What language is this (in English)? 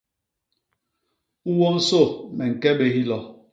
Basaa